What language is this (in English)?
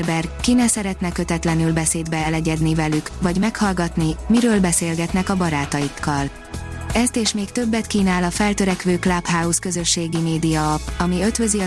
Hungarian